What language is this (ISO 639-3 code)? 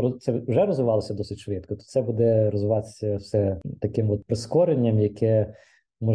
ukr